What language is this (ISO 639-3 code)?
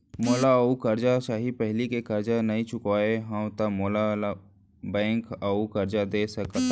hne